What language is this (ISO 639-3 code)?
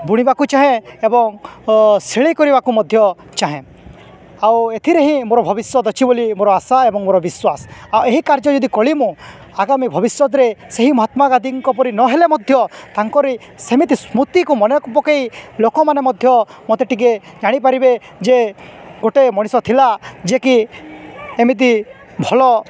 ori